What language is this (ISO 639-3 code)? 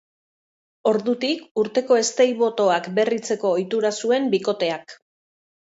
eus